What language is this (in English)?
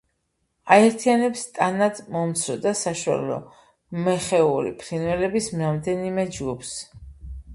Georgian